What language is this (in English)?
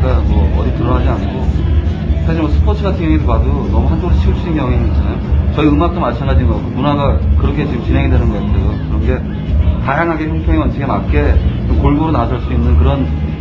Korean